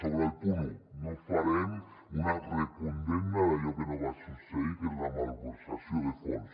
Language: Catalan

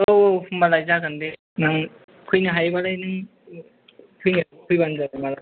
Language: Bodo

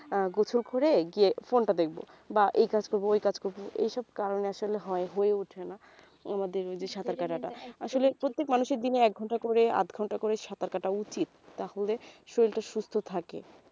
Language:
Bangla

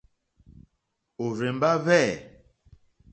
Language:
Mokpwe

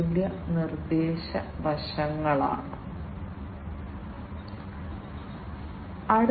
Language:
Malayalam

